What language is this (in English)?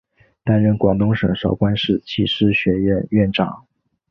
Chinese